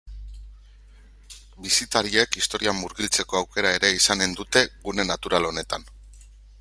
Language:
Basque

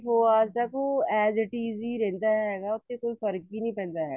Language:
Punjabi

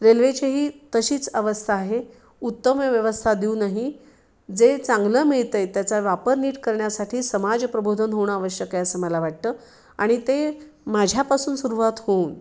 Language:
Marathi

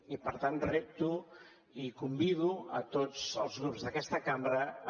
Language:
Catalan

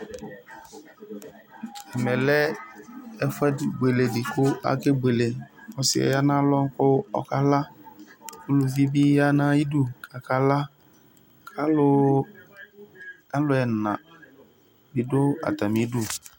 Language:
Ikposo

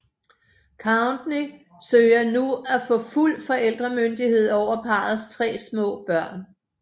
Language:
Danish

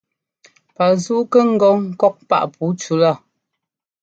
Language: Ngomba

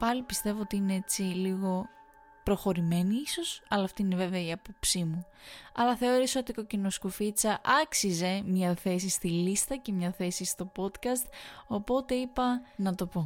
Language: Greek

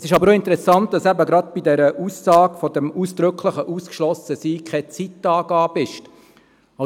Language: Swiss German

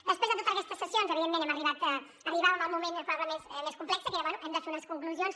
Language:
Catalan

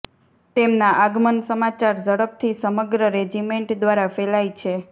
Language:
Gujarati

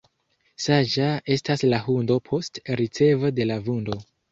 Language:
Esperanto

